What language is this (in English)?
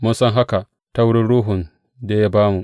Hausa